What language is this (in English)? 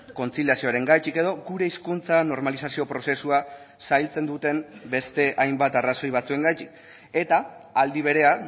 Basque